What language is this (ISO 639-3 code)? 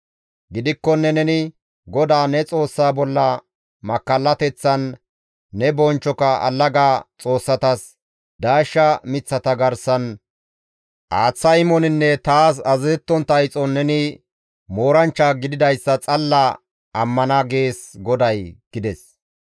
gmv